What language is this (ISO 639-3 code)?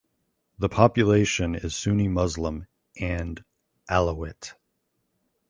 eng